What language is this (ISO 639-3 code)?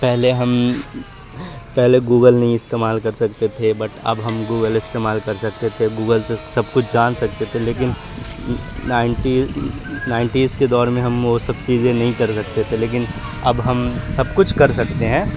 urd